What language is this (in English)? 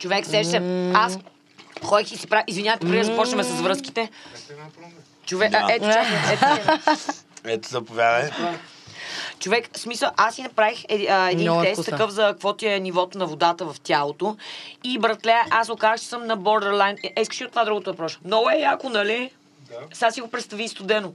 Bulgarian